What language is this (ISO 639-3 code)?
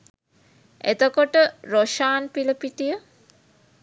sin